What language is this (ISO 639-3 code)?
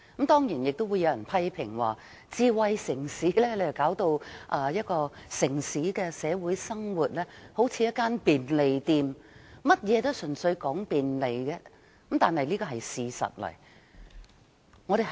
yue